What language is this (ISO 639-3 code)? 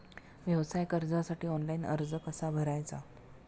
mar